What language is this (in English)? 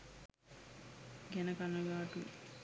Sinhala